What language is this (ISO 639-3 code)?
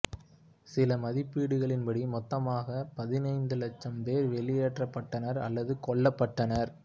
tam